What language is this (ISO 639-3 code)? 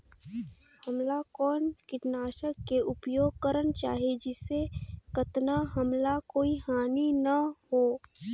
hne